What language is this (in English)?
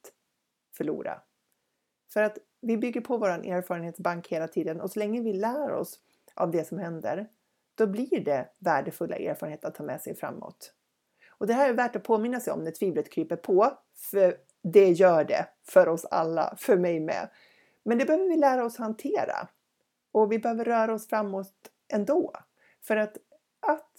Swedish